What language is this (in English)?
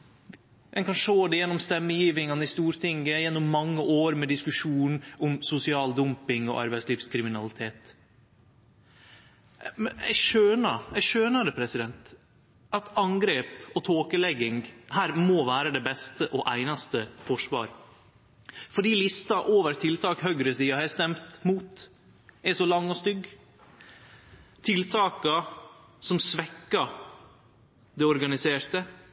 Norwegian Nynorsk